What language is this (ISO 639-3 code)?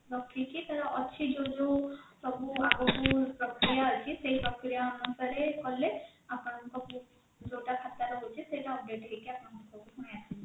ori